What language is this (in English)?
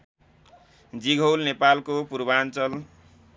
Nepali